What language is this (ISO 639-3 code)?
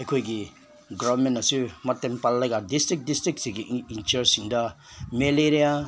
mni